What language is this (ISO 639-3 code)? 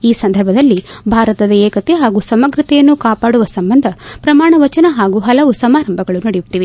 kan